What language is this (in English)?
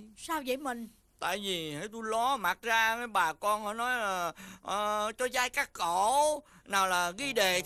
Vietnamese